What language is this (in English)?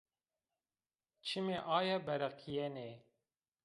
Zaza